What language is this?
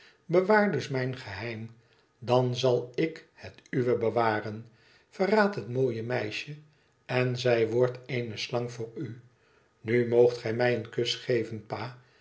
Dutch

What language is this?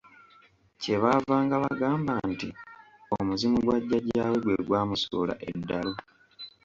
Ganda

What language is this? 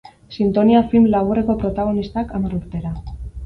Basque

